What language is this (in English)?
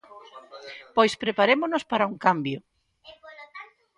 Galician